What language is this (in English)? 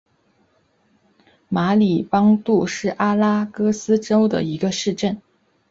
Chinese